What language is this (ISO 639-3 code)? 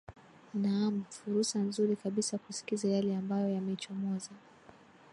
swa